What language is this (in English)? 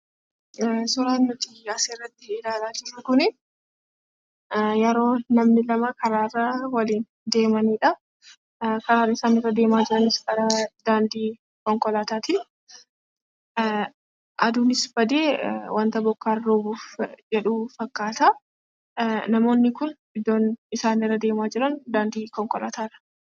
Oromo